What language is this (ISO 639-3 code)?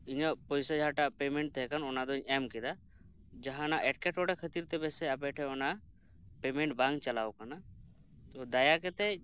sat